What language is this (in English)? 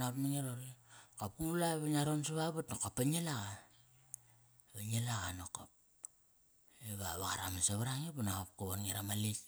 Kairak